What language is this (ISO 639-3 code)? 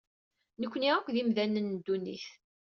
kab